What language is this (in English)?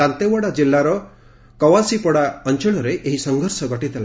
Odia